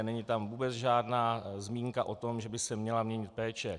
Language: Czech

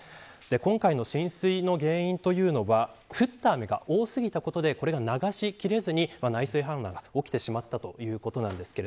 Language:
Japanese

